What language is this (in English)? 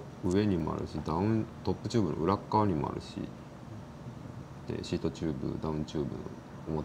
Japanese